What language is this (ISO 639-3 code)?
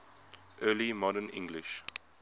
eng